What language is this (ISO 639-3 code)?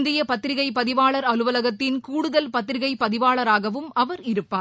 tam